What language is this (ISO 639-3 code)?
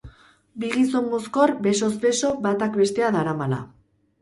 eus